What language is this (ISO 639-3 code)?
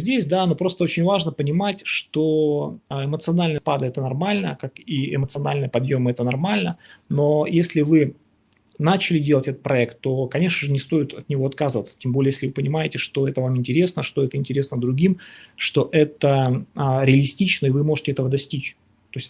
rus